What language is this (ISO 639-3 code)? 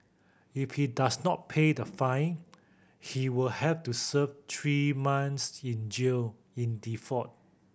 eng